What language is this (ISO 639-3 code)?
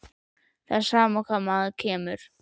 isl